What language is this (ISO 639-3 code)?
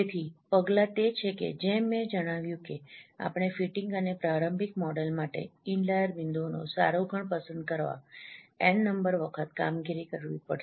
guj